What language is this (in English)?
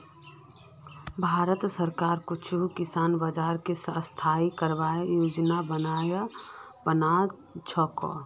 Magahi